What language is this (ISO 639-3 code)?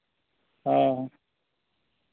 sat